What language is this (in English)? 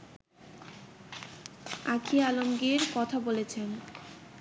Bangla